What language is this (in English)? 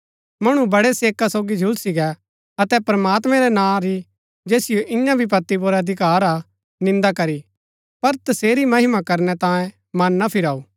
Gaddi